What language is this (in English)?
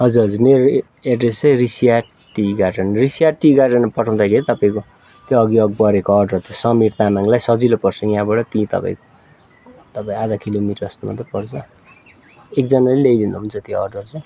Nepali